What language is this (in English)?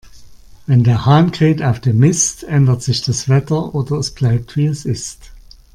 German